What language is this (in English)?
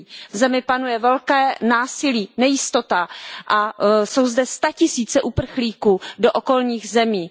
Czech